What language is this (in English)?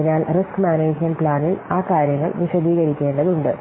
Malayalam